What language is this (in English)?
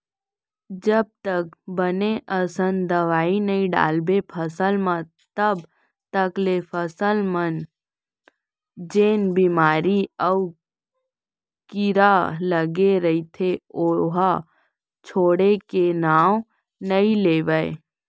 Chhattisgarhi